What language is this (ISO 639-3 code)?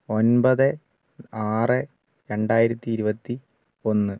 mal